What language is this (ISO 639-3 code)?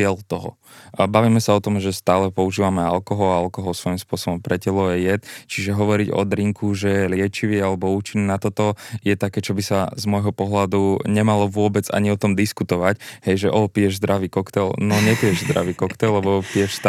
slk